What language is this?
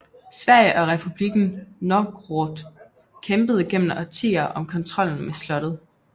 Danish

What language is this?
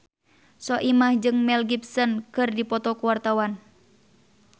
Sundanese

